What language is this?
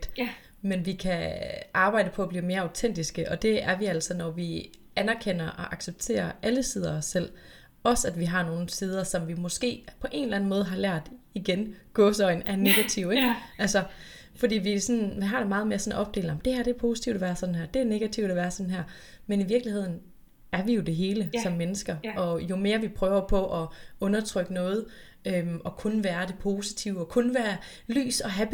Danish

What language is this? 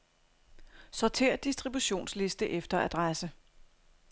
Danish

